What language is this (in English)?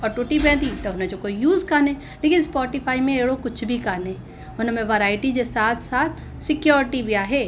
Sindhi